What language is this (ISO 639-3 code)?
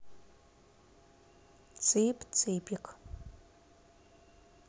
rus